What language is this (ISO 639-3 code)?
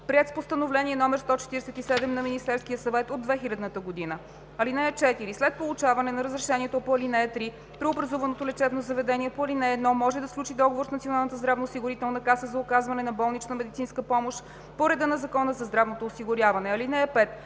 bul